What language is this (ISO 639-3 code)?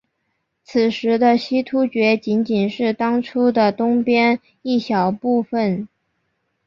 zho